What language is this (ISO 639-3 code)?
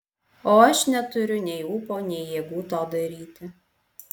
lit